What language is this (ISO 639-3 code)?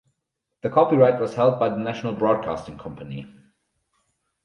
eng